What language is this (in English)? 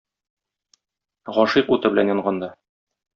Tatar